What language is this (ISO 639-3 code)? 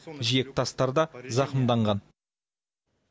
kaz